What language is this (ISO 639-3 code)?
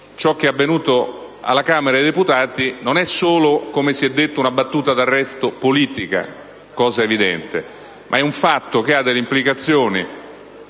ita